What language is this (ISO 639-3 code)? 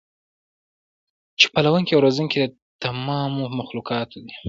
pus